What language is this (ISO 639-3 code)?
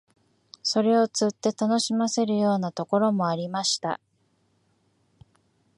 jpn